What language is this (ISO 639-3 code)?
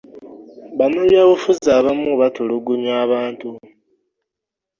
lug